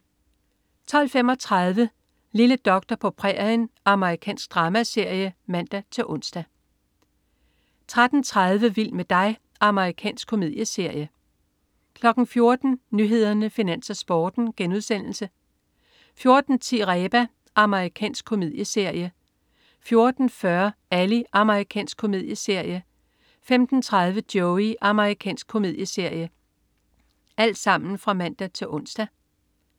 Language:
Danish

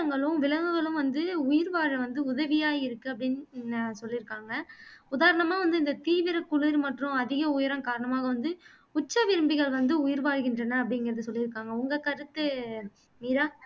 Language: Tamil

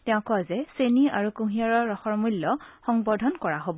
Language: Assamese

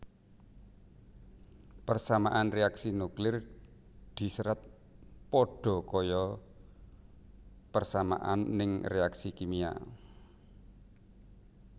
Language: Javanese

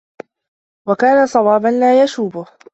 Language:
Arabic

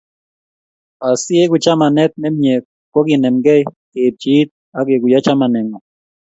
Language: Kalenjin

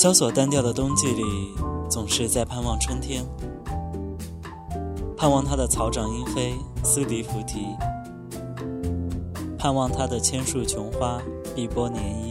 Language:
Chinese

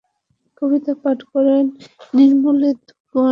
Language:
Bangla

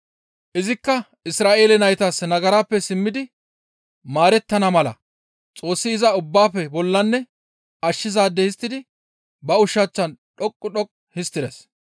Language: Gamo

